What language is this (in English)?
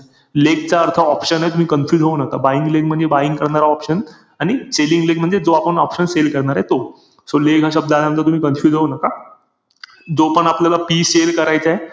Marathi